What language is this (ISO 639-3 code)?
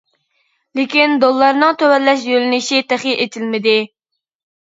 uig